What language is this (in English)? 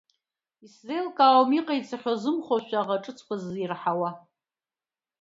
Abkhazian